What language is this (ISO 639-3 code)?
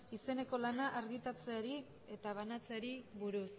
eus